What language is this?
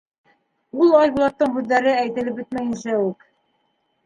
Bashkir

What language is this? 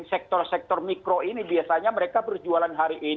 Indonesian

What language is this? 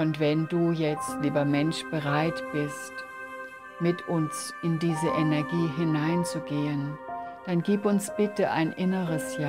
German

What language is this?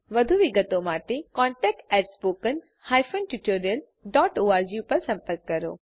Gujarati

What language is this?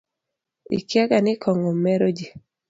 Luo (Kenya and Tanzania)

